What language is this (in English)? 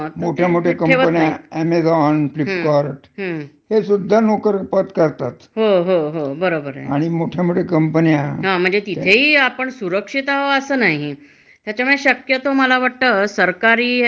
Marathi